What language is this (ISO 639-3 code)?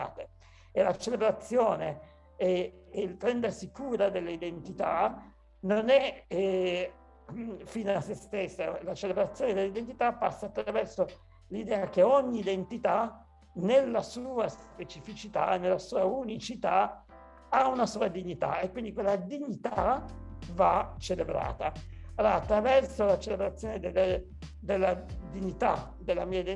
ita